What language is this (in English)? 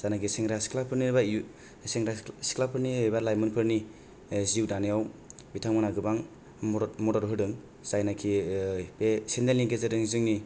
Bodo